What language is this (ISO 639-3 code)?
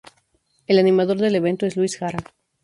spa